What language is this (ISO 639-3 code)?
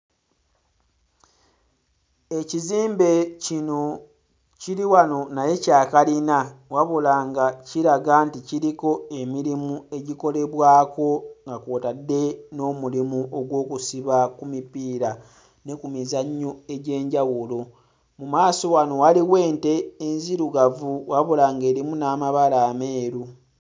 lug